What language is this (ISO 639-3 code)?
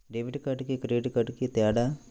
tel